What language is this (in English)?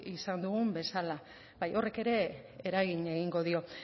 Basque